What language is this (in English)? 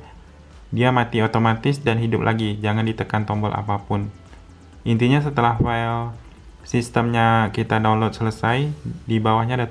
Indonesian